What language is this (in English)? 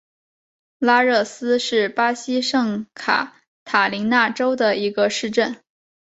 Chinese